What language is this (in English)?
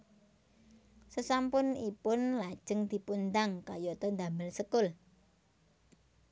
Javanese